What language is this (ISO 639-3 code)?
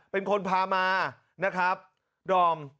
tha